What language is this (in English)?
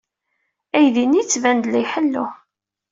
Kabyle